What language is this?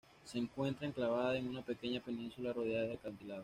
Spanish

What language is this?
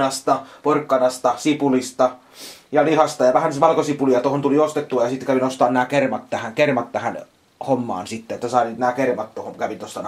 Finnish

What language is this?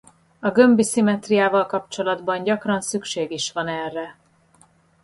Hungarian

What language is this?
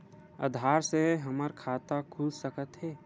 Chhattisgarhi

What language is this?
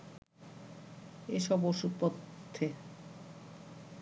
Bangla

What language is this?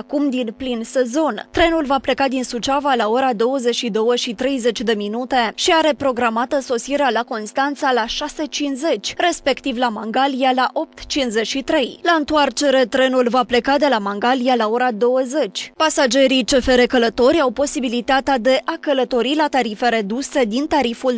Romanian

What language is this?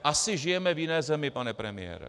Czech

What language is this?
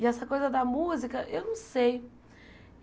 Portuguese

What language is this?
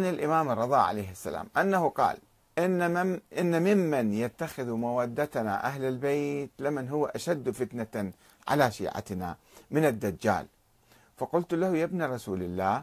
Arabic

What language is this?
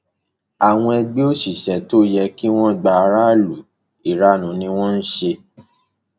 Yoruba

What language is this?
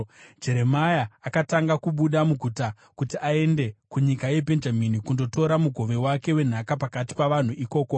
Shona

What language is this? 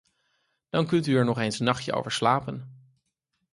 Dutch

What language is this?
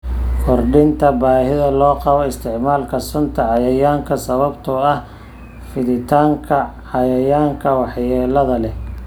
Somali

